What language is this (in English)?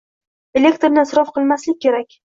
Uzbek